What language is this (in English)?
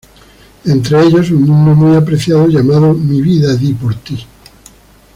Spanish